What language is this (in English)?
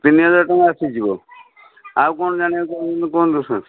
Odia